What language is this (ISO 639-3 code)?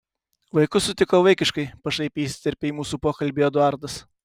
lit